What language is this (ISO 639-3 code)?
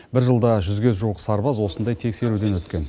kaz